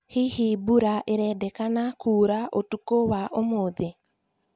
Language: Kikuyu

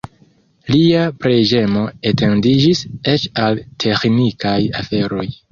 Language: Esperanto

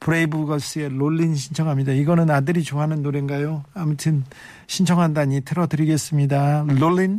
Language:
Korean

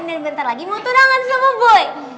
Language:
Indonesian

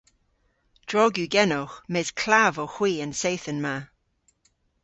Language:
Cornish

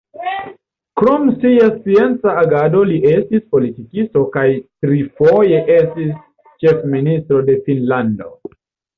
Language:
Esperanto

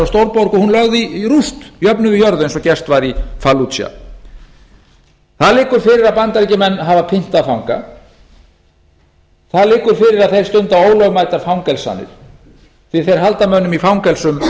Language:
Icelandic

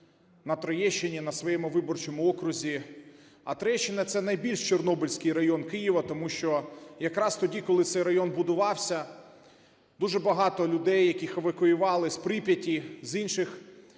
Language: Ukrainian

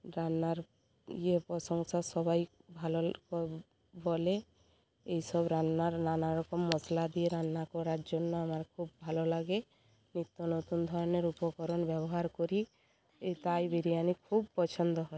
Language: Bangla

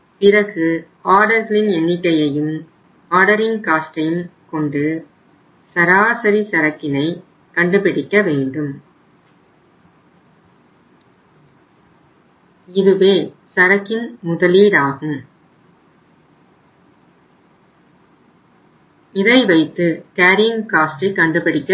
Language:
Tamil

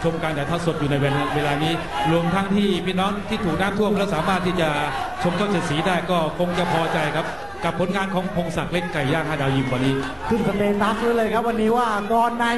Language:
Thai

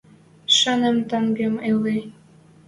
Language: Western Mari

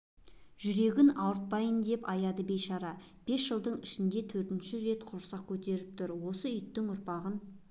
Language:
Kazakh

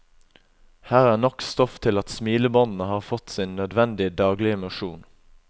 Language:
Norwegian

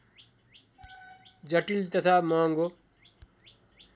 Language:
Nepali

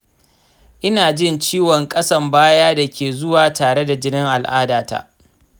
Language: Hausa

